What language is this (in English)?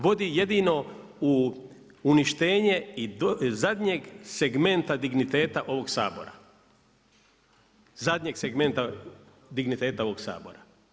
Croatian